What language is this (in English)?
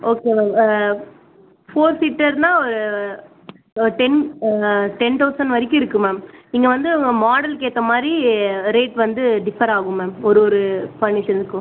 Tamil